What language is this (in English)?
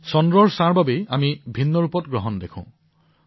Assamese